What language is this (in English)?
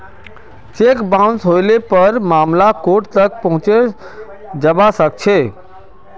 Magahi